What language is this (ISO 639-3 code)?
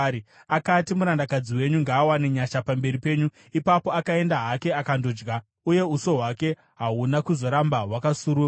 sna